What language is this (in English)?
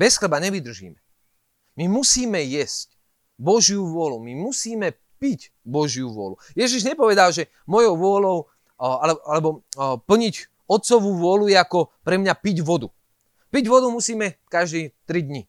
Slovak